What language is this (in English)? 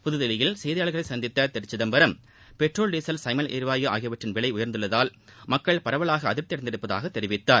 Tamil